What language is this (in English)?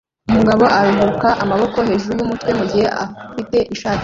Kinyarwanda